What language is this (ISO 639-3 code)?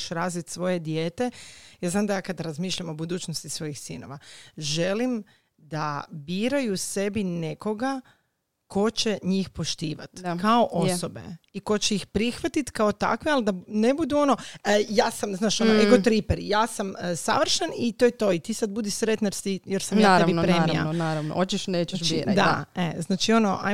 hrv